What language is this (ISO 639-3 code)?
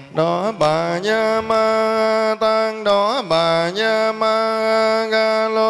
vie